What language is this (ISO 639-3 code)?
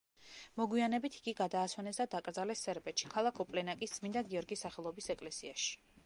kat